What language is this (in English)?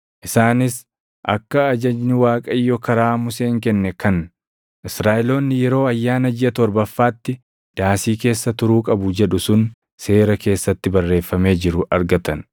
Oromo